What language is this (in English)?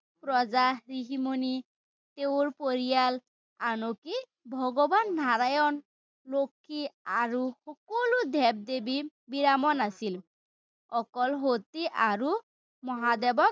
Assamese